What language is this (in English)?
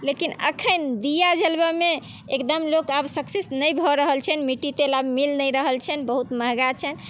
Maithili